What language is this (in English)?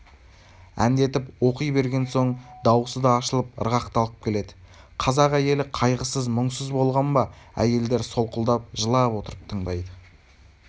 Kazakh